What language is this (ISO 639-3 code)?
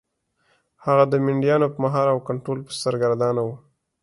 pus